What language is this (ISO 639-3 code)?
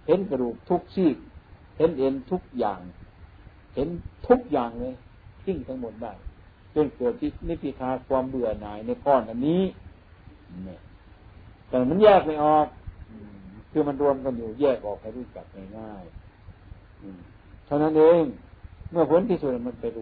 tha